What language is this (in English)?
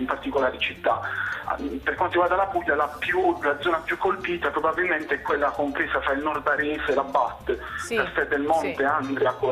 Italian